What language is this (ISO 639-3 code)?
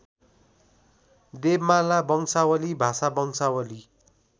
nep